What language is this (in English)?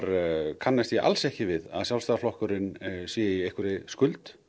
Icelandic